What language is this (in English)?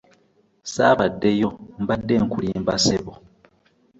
Ganda